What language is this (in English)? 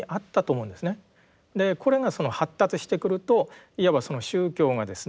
Japanese